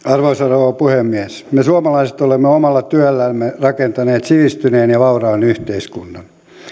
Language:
Finnish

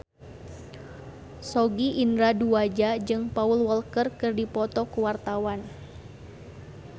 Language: Sundanese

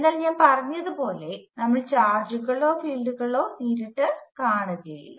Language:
Malayalam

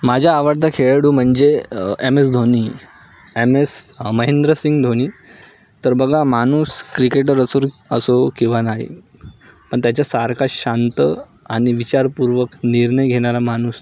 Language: Marathi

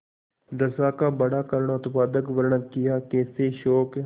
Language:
Hindi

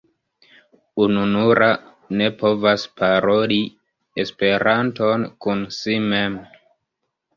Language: Esperanto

